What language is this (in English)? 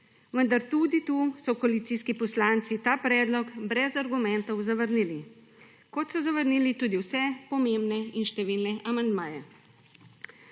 Slovenian